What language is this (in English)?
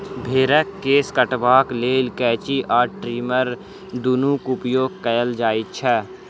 Maithili